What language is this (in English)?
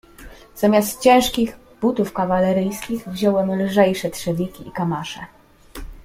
Polish